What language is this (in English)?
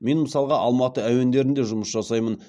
Kazakh